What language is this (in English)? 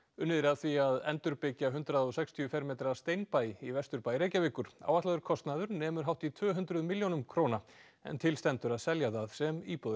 Icelandic